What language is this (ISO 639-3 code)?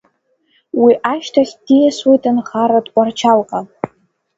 abk